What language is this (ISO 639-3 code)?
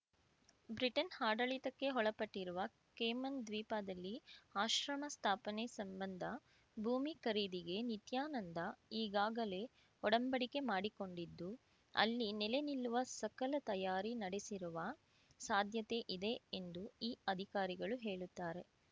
kan